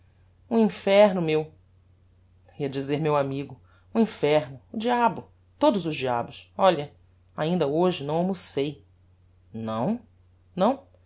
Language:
Portuguese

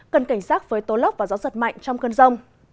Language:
Vietnamese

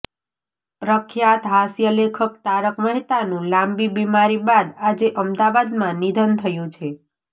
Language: Gujarati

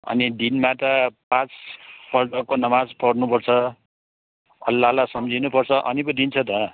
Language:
Nepali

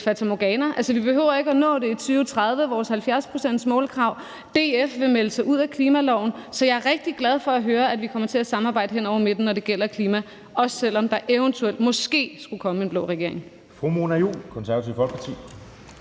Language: Danish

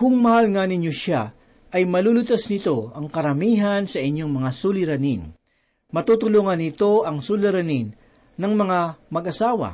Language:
Filipino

